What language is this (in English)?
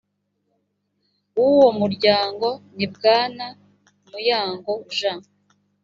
Kinyarwanda